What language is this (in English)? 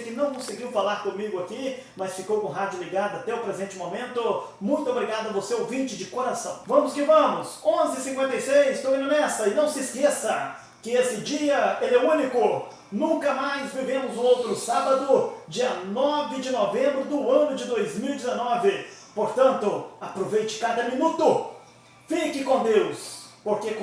Portuguese